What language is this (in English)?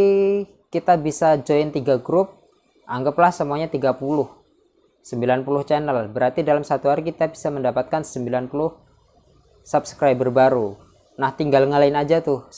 Indonesian